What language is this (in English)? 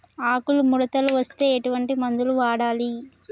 Telugu